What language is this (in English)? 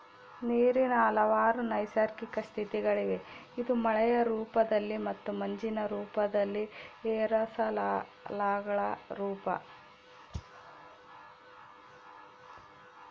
Kannada